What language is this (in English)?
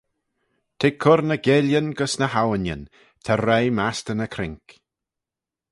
Manx